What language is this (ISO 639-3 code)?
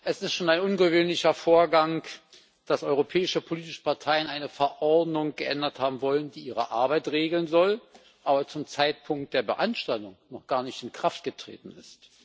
deu